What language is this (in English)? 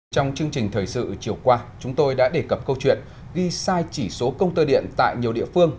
Vietnamese